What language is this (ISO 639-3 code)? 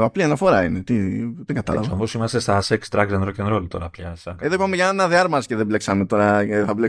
ell